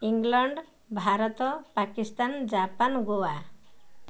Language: Odia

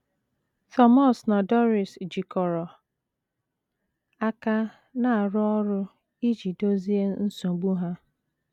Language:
Igbo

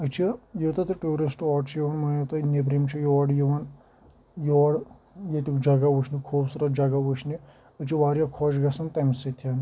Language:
Kashmiri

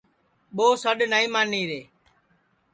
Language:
Sansi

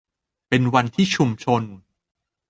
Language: Thai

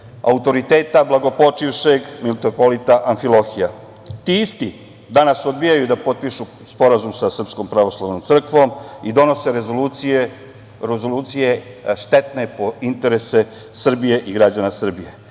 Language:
Serbian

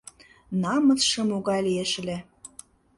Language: Mari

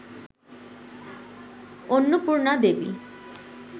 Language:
Bangla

